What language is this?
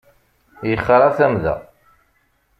Kabyle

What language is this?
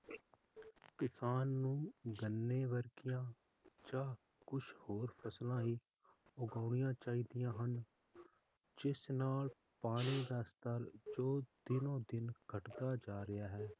Punjabi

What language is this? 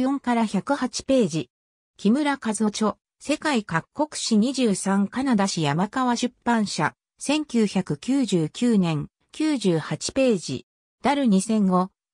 Japanese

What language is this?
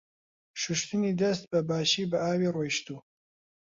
Central Kurdish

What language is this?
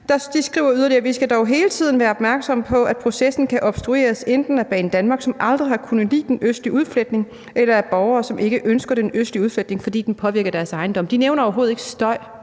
Danish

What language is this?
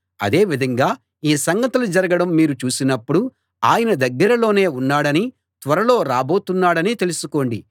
Telugu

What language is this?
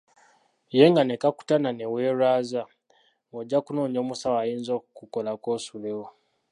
Ganda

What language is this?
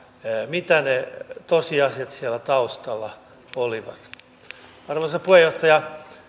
Finnish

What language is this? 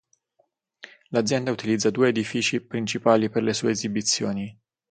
Italian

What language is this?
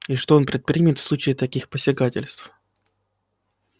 Russian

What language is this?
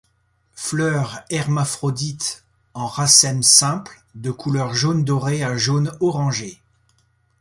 French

